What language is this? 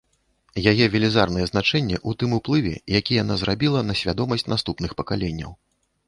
Belarusian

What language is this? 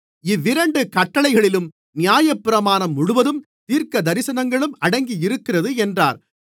Tamil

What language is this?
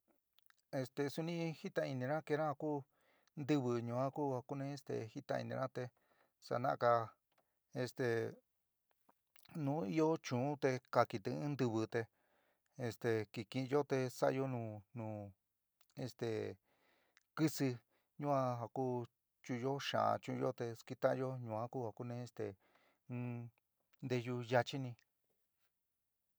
San Miguel El Grande Mixtec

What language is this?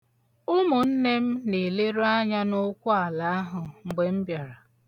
Igbo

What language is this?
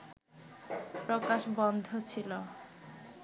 Bangla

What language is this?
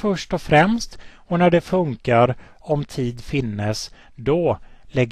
Swedish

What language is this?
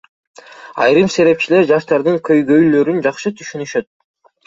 Kyrgyz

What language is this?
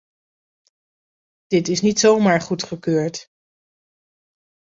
Dutch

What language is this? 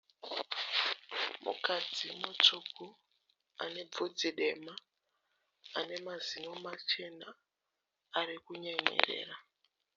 Shona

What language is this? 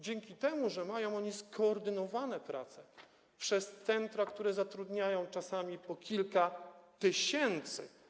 Polish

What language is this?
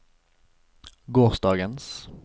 Norwegian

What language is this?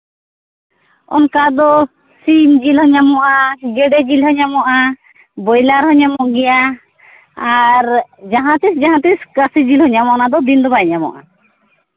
Santali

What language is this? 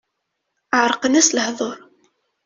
Kabyle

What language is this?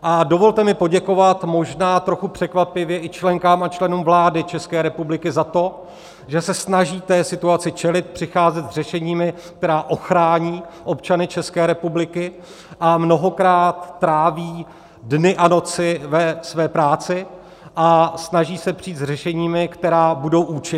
Czech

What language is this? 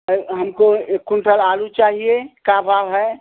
Hindi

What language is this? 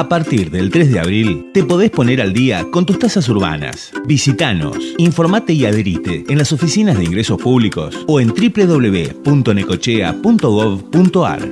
Spanish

